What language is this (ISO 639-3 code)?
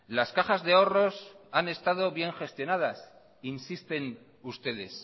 spa